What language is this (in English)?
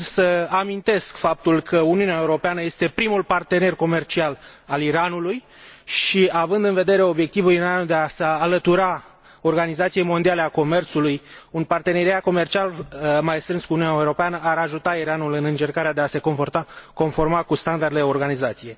Romanian